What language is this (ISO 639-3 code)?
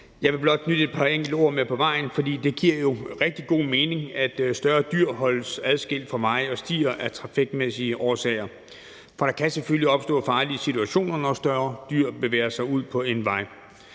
dan